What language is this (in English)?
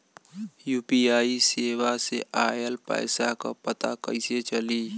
Bhojpuri